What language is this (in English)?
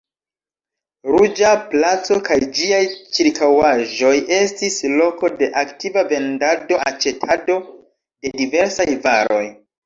Esperanto